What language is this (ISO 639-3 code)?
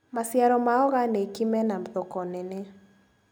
kik